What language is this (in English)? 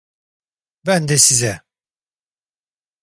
Turkish